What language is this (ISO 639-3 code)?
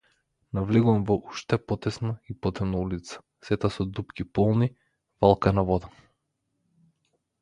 mkd